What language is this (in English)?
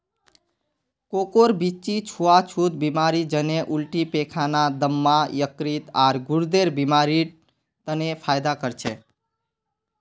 Magahi